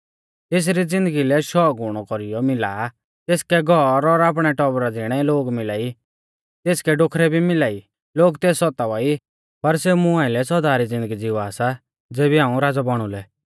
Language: Mahasu Pahari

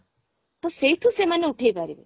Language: Odia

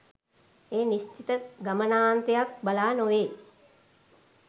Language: Sinhala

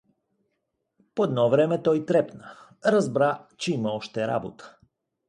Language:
Bulgarian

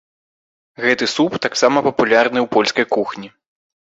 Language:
Belarusian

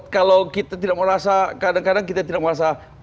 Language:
Indonesian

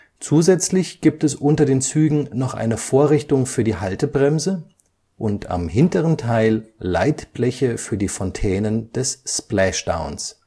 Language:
German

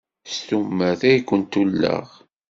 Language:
Kabyle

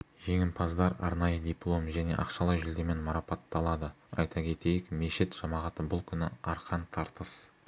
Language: Kazakh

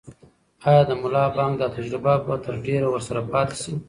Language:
Pashto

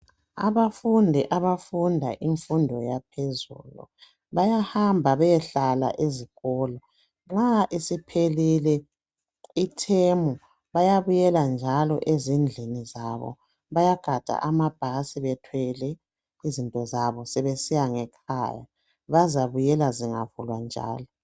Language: North Ndebele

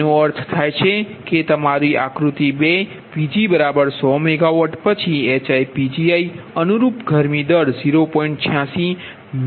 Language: Gujarati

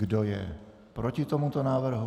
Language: Czech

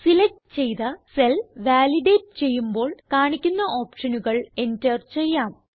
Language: Malayalam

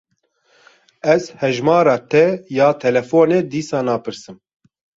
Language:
Kurdish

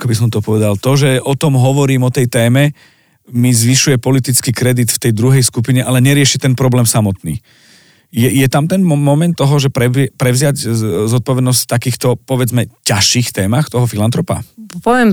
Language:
Slovak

